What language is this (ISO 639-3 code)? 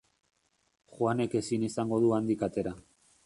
eus